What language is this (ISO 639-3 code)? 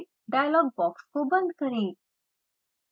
hin